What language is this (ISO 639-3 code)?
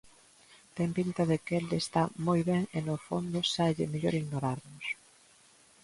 glg